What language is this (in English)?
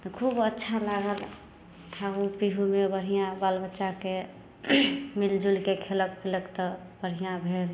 Maithili